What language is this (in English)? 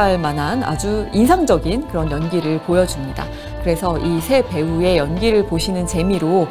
Korean